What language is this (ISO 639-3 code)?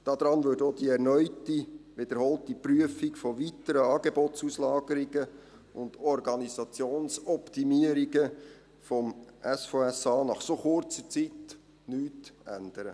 gsw